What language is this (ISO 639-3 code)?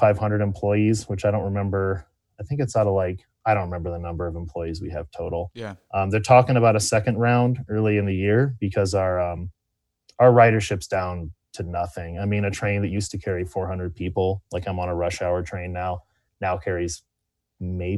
eng